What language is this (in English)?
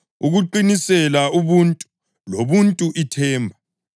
North Ndebele